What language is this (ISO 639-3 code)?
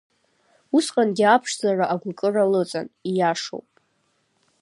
abk